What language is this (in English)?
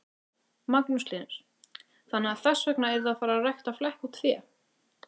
Icelandic